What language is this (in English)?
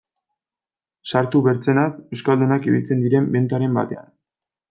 Basque